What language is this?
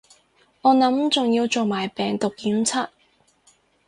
Cantonese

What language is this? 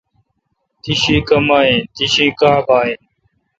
Kalkoti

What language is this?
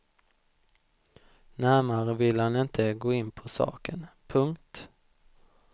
Swedish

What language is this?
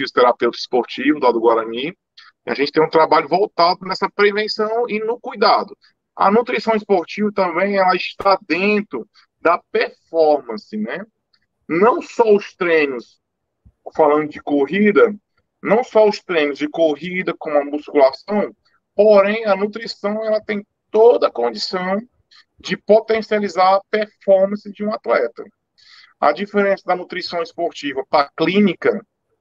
Portuguese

